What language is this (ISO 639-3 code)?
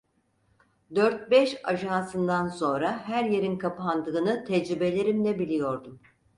tur